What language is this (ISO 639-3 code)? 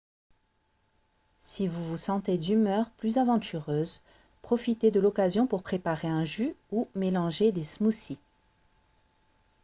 fra